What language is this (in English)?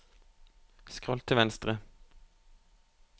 Norwegian